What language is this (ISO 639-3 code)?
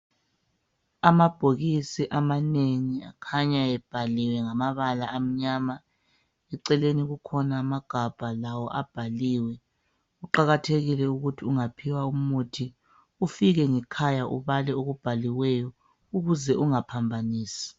nde